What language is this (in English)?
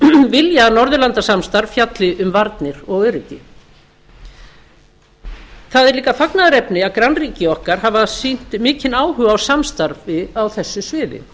Icelandic